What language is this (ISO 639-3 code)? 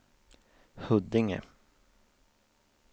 swe